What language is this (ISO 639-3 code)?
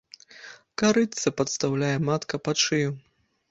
bel